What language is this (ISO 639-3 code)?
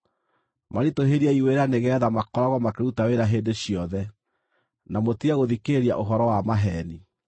kik